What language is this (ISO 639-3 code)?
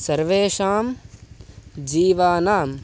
san